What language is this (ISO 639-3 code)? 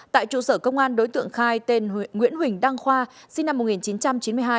vie